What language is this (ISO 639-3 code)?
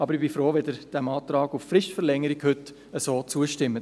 gsw